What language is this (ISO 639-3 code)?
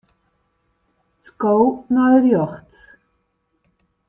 fry